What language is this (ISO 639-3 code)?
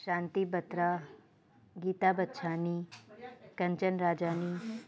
snd